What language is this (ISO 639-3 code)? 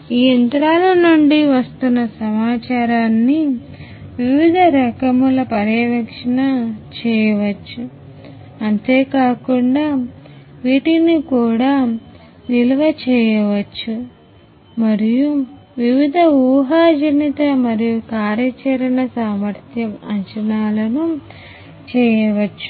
tel